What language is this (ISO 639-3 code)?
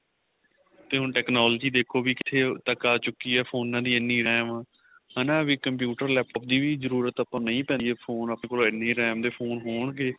pan